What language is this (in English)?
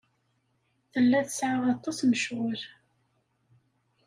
Kabyle